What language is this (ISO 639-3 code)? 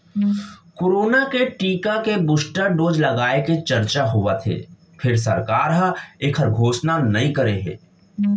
hne